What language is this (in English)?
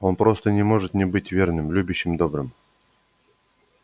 Russian